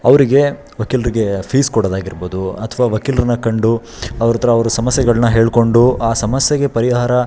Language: Kannada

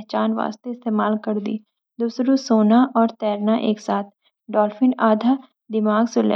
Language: Garhwali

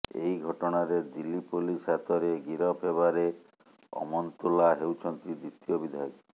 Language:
Odia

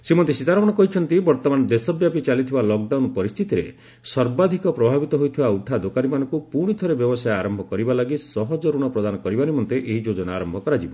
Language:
Odia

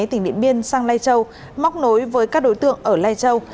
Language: Vietnamese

